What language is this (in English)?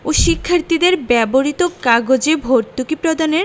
Bangla